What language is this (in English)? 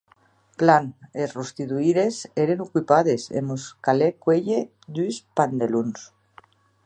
Occitan